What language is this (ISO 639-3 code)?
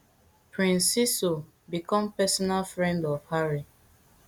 pcm